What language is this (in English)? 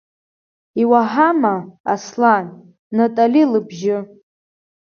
Abkhazian